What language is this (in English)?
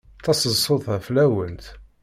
Kabyle